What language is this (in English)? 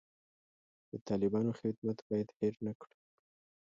Pashto